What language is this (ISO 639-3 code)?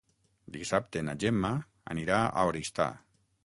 cat